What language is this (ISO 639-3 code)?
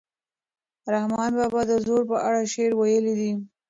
pus